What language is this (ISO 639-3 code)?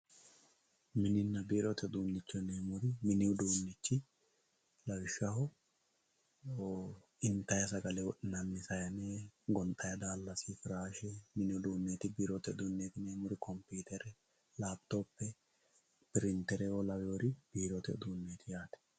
sid